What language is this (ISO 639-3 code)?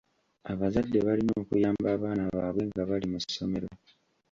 lug